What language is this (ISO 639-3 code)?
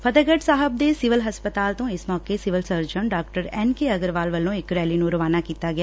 pan